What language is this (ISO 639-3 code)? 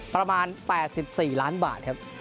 tha